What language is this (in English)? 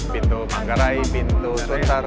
Indonesian